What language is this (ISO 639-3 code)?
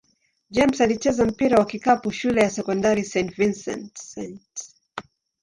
swa